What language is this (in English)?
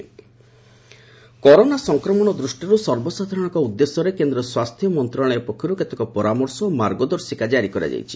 Odia